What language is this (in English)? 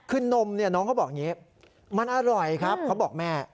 Thai